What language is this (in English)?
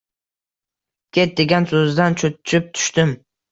Uzbek